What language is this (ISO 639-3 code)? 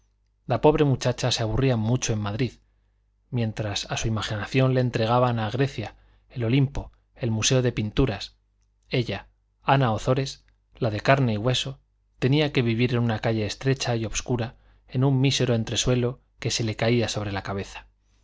spa